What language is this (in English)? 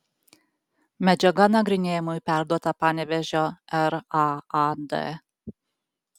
Lithuanian